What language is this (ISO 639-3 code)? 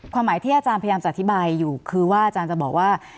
tha